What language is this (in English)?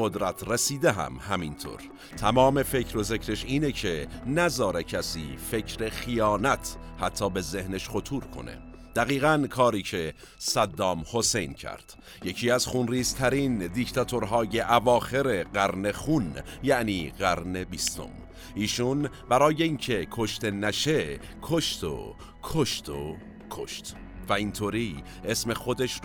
Persian